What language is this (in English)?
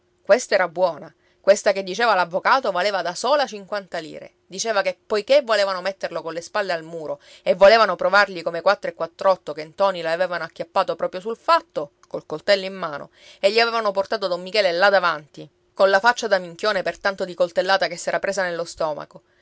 Italian